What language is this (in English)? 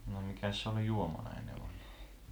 Finnish